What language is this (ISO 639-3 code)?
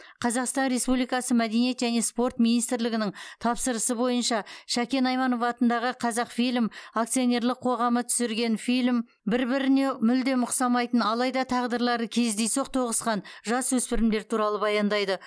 kaz